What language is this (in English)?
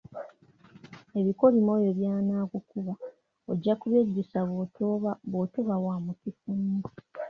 Ganda